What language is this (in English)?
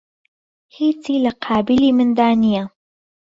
Central Kurdish